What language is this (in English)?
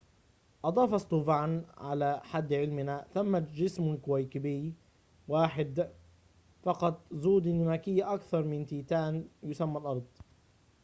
Arabic